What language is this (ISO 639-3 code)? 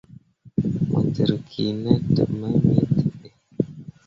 mua